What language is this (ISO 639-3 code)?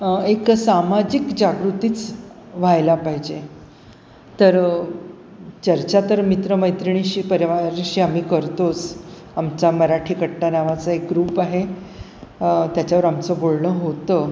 mar